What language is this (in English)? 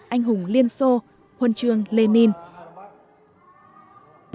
Vietnamese